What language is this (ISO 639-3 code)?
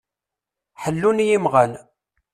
kab